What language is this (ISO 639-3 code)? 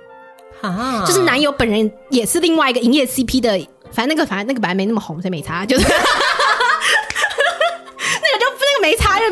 zho